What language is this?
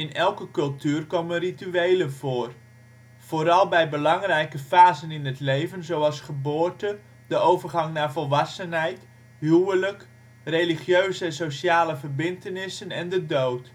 Dutch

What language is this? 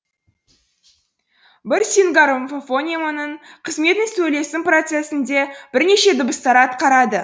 Kazakh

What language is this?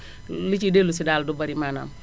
Wolof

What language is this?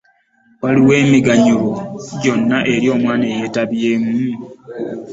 Ganda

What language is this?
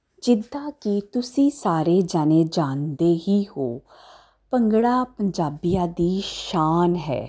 Punjabi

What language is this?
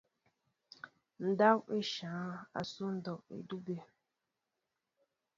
Mbo (Cameroon)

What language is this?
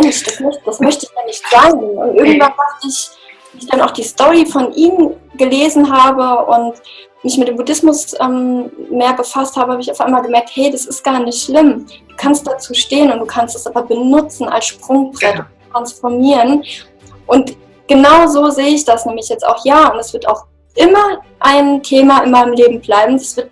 German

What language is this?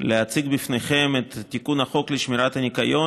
Hebrew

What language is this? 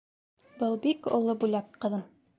Bashkir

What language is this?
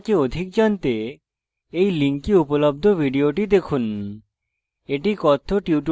Bangla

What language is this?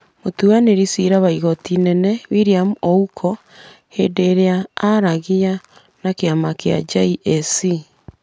Kikuyu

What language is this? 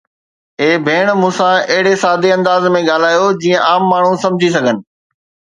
Sindhi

